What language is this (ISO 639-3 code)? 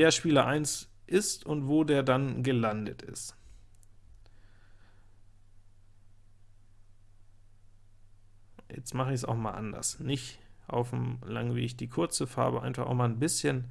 deu